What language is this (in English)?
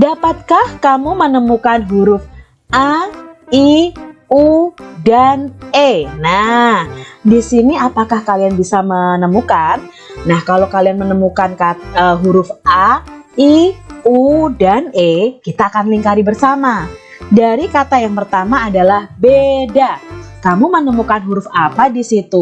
Indonesian